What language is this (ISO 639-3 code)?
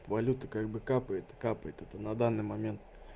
rus